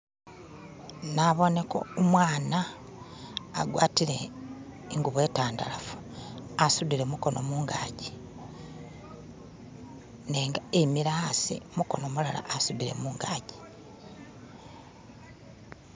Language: Masaaba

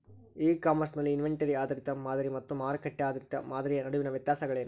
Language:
Kannada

